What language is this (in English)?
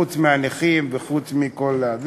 Hebrew